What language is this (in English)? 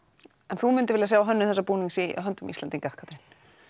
Icelandic